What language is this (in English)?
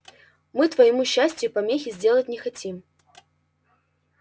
Russian